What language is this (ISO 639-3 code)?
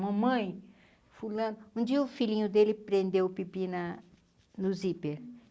por